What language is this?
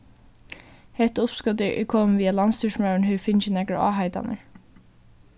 Faroese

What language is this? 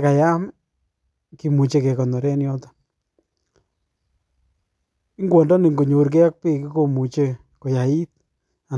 Kalenjin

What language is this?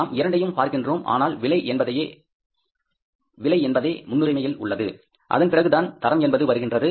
Tamil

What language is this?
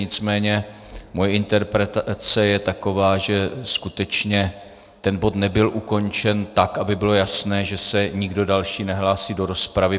Czech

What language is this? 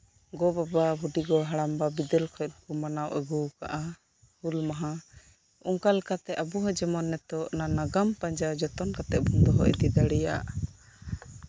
Santali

